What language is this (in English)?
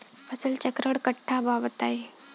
Bhojpuri